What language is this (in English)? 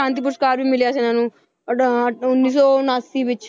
Punjabi